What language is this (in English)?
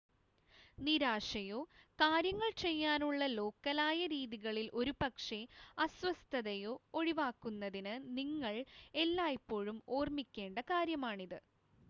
Malayalam